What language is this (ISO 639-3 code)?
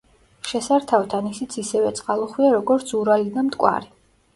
kat